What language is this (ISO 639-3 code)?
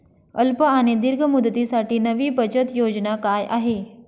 mar